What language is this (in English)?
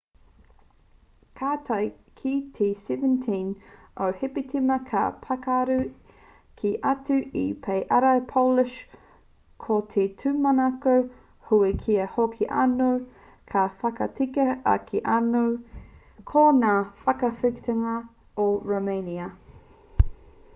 Māori